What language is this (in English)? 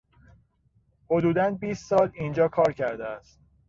Persian